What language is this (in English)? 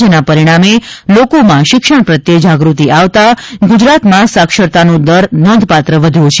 Gujarati